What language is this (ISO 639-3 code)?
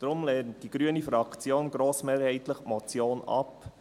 gsw